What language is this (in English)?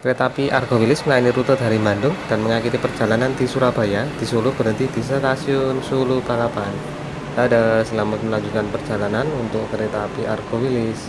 Indonesian